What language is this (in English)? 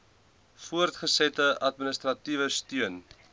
Afrikaans